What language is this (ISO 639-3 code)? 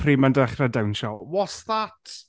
cym